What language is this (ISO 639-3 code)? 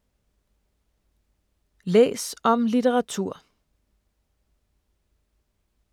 dan